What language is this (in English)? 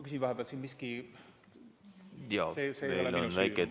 Estonian